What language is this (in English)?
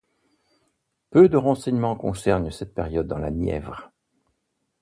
French